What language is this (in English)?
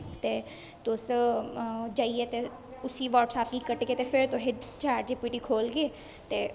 Dogri